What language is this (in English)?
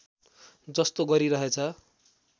Nepali